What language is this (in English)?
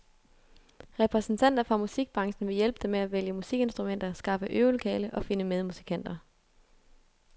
Danish